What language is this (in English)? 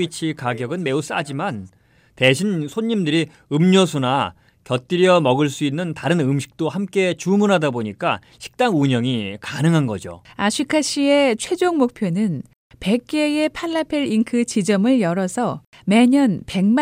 Korean